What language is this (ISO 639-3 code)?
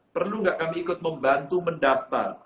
ind